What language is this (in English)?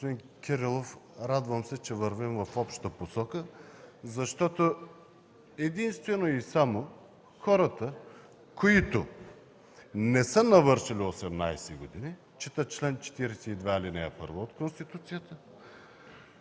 Bulgarian